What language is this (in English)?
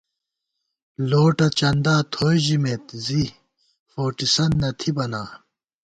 Gawar-Bati